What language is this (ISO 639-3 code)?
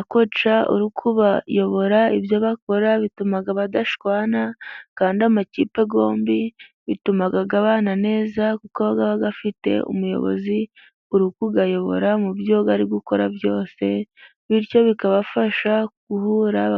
kin